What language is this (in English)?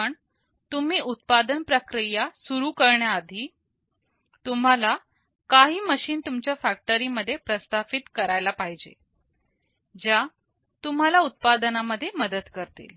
Marathi